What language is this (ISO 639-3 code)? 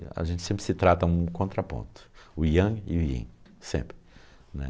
por